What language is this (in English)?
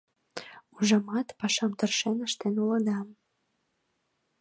Mari